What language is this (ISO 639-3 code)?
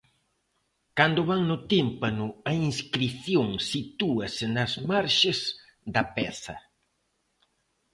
glg